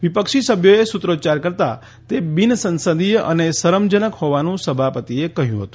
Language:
Gujarati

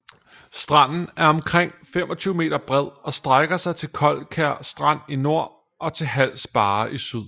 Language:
Danish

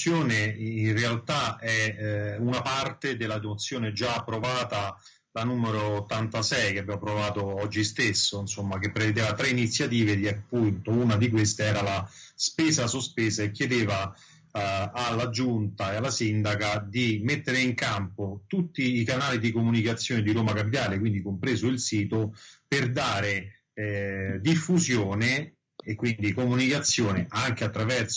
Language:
Italian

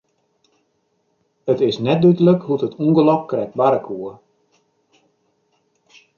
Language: Western Frisian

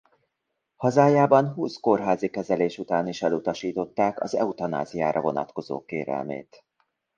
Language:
Hungarian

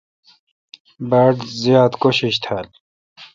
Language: Kalkoti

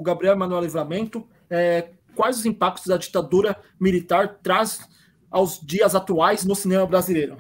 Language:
Portuguese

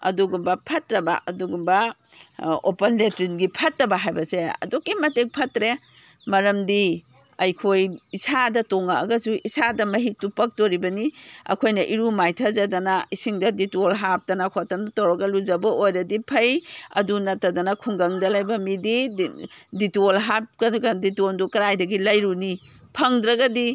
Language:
Manipuri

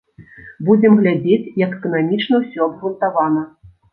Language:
Belarusian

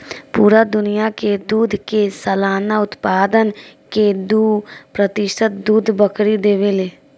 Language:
Bhojpuri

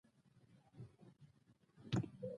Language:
Pashto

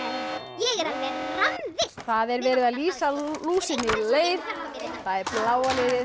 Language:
Icelandic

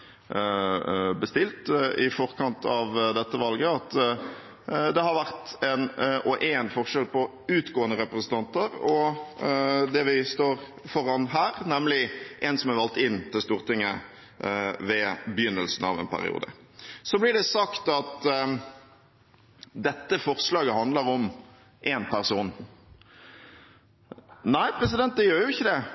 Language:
Norwegian Bokmål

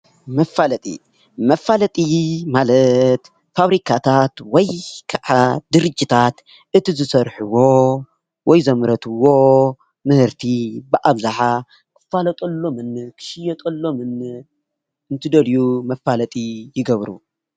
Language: Tigrinya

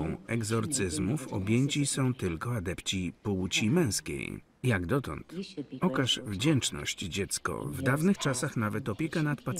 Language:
Polish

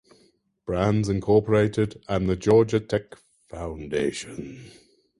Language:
English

